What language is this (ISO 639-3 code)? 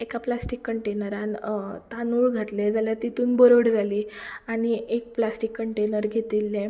kok